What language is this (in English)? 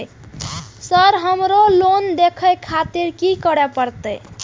Maithili